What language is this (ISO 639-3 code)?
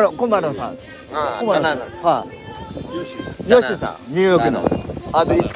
jpn